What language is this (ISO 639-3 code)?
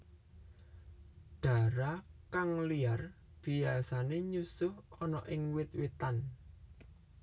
jav